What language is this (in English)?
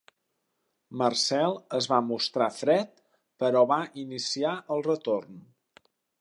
Catalan